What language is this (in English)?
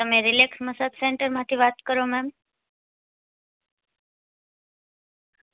Gujarati